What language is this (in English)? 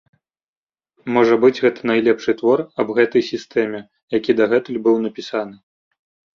Belarusian